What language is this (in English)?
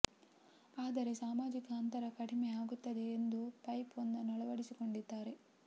Kannada